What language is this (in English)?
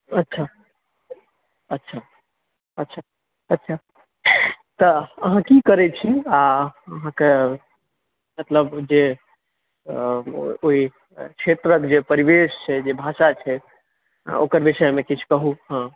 Maithili